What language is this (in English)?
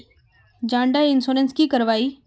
Magahi